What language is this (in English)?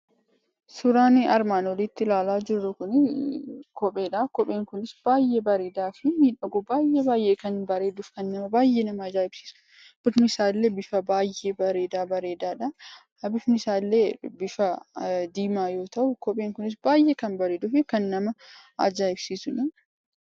Oromo